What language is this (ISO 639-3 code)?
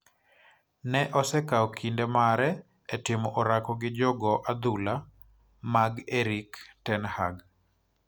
luo